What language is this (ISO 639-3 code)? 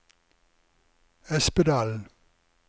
nor